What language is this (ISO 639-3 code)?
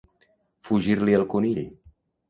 cat